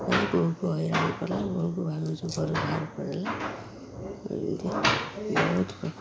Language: Odia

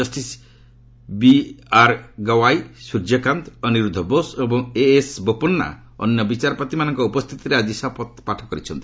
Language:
Odia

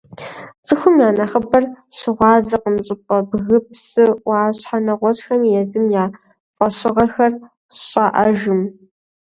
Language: Kabardian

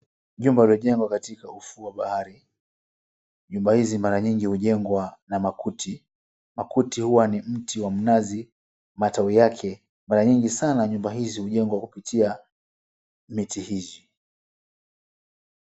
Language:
Swahili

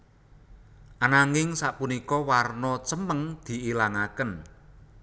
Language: Javanese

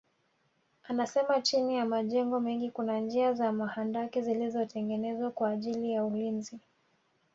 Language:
Swahili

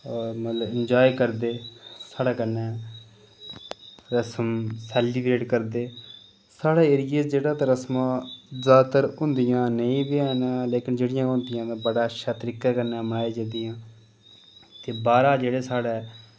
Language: Dogri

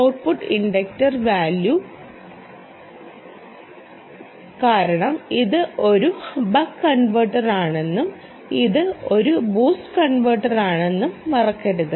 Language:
Malayalam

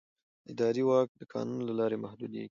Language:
Pashto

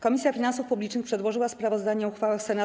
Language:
Polish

